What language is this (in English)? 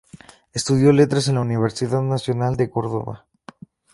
Spanish